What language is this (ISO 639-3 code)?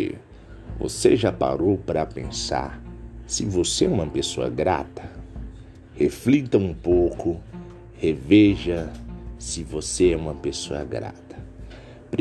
por